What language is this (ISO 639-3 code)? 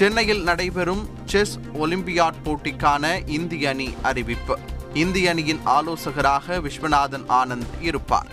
tam